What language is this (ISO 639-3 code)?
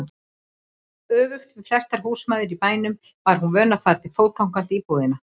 isl